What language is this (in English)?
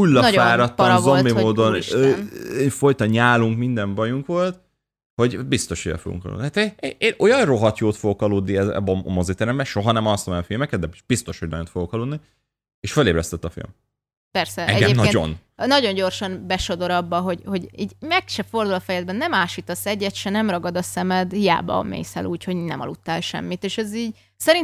Hungarian